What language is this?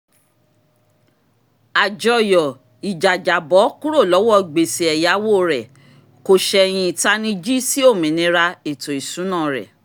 Yoruba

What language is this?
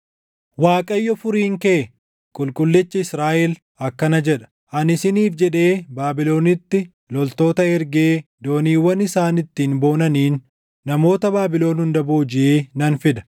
Oromo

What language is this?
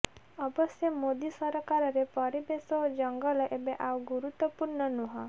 Odia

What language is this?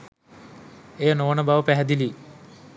Sinhala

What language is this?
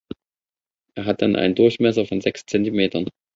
German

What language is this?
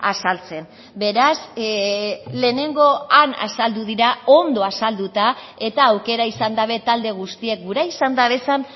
Basque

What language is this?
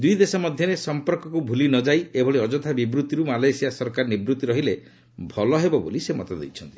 Odia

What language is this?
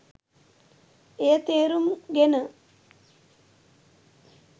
Sinhala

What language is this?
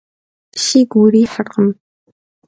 Kabardian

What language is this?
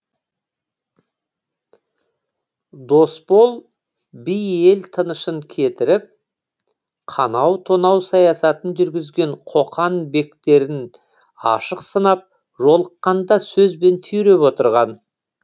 Kazakh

